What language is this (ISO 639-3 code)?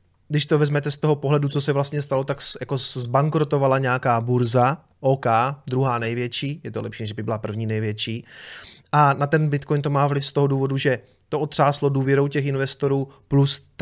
ces